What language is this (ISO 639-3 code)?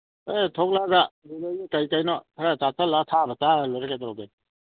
mni